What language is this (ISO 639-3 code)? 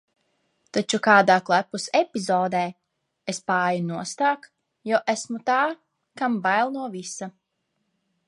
lav